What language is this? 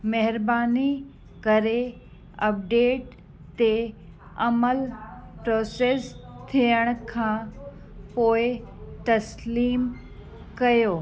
Sindhi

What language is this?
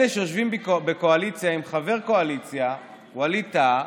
Hebrew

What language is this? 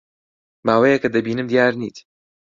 Central Kurdish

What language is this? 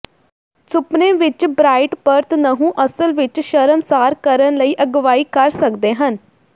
Punjabi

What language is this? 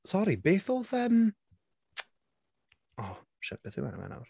Welsh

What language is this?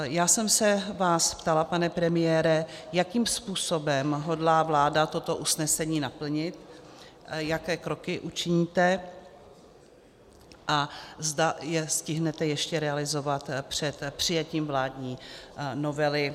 Czech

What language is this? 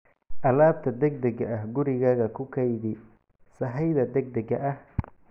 Somali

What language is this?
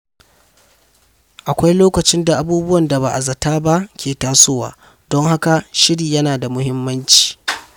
Hausa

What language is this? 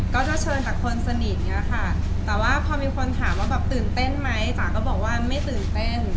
Thai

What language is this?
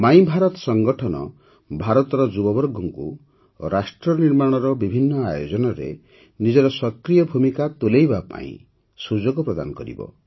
Odia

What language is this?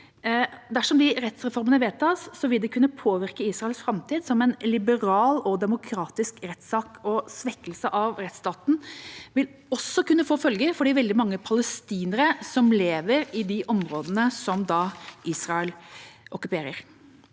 Norwegian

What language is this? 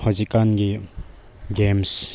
Manipuri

